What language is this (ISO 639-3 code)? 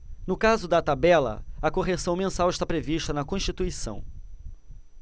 por